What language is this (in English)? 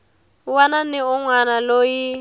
Tsonga